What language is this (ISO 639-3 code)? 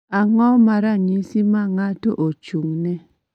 luo